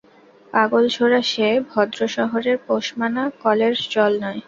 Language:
Bangla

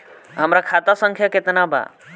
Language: Bhojpuri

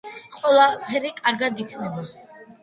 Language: Georgian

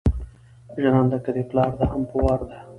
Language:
Pashto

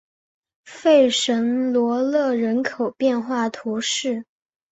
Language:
Chinese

